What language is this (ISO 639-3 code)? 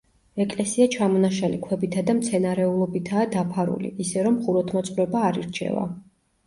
kat